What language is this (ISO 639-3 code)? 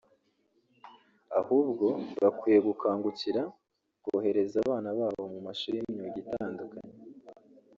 kin